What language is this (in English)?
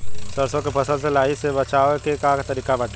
Bhojpuri